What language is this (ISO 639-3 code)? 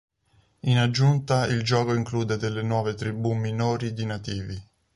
ita